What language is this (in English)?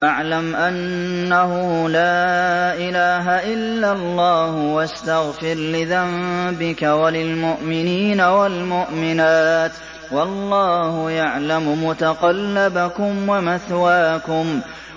Arabic